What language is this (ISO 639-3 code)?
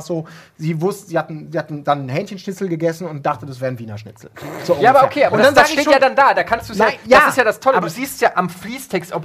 deu